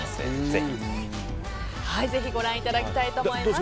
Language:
Japanese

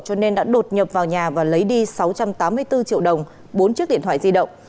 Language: Vietnamese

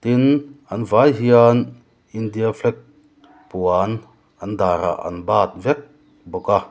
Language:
Mizo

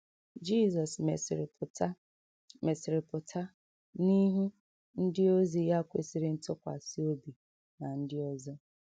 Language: Igbo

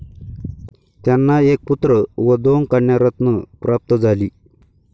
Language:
Marathi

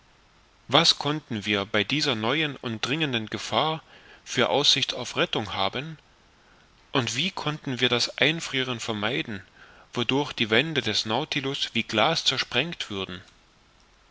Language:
German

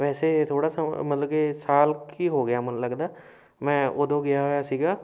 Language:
Punjabi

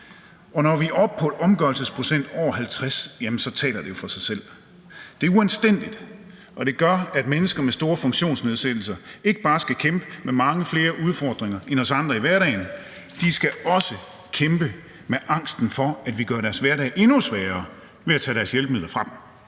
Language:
Danish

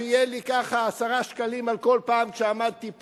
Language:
Hebrew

